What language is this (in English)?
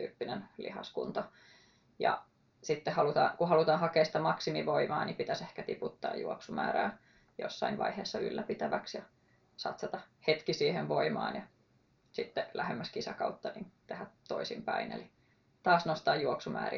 Finnish